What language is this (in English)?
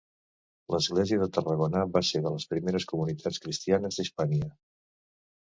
Catalan